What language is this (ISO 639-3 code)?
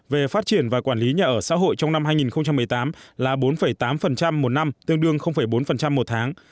vie